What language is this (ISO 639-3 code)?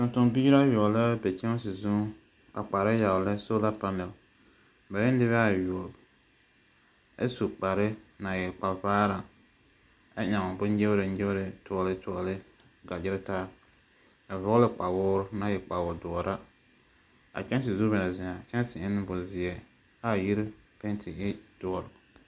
dga